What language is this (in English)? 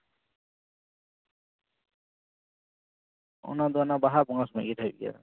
Santali